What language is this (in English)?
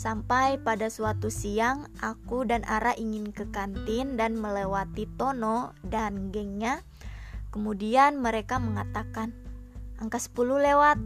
Indonesian